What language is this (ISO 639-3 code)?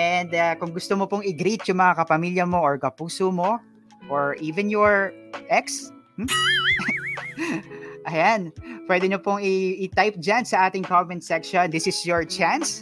fil